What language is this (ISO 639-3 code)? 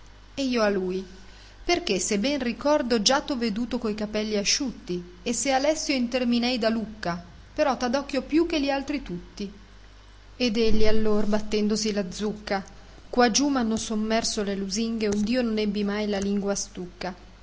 ita